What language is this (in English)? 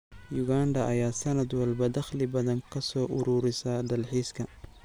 Somali